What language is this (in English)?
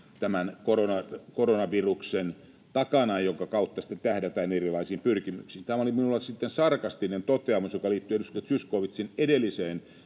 Finnish